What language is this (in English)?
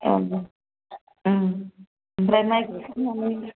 Bodo